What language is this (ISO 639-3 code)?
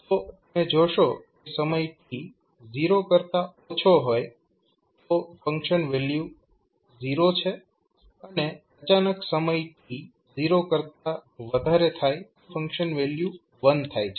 guj